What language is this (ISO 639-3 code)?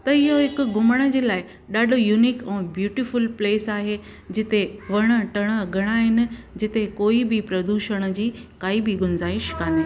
snd